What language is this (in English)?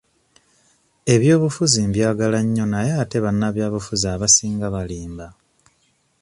Ganda